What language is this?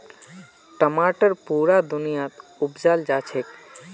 Magahi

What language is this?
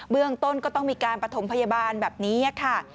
Thai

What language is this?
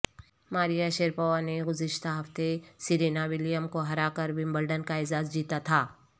Urdu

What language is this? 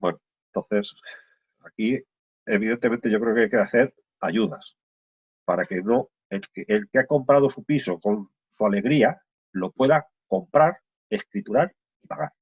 Spanish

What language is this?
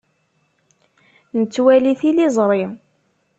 Kabyle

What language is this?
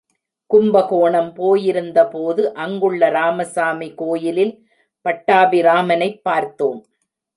Tamil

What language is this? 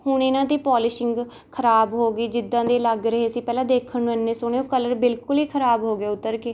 Punjabi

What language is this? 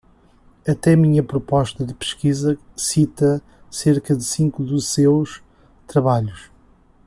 Portuguese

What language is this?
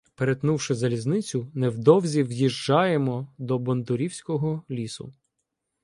Ukrainian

